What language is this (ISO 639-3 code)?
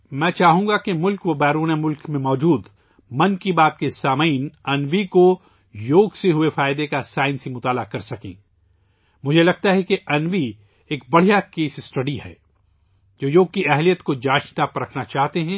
urd